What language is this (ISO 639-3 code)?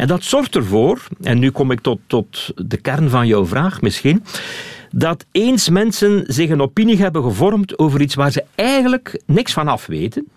nld